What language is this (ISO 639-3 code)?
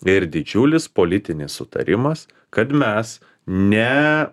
lit